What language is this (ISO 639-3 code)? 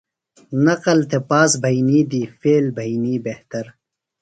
phl